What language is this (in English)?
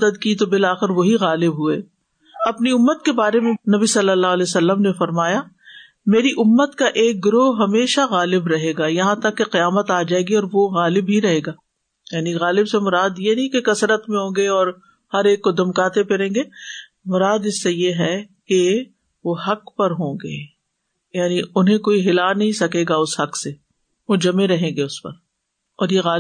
Urdu